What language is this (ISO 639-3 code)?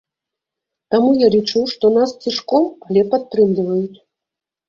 bel